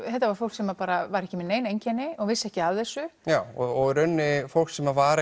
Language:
Icelandic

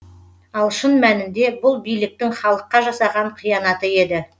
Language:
Kazakh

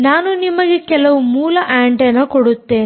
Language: Kannada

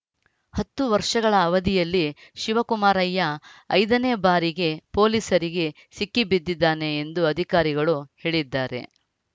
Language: Kannada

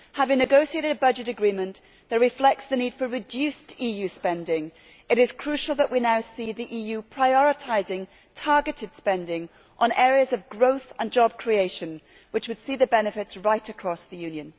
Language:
English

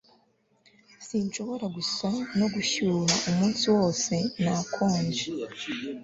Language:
Kinyarwanda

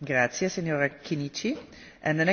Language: Slovak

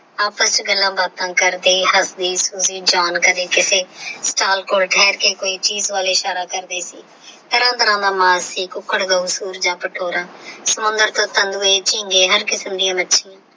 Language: Punjabi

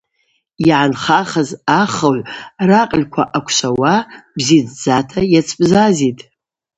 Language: Abaza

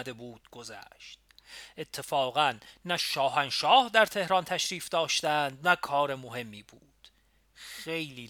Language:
Persian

